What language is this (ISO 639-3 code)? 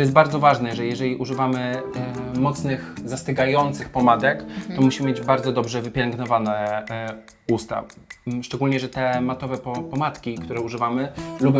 pol